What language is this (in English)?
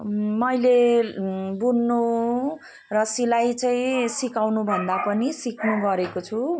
Nepali